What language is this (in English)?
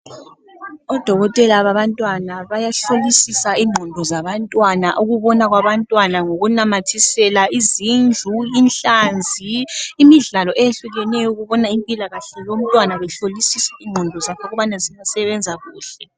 North Ndebele